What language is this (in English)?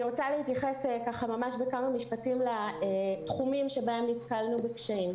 Hebrew